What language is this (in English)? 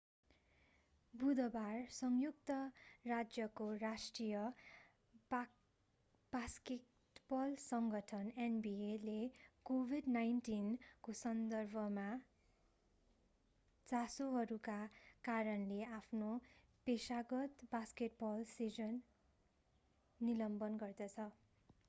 Nepali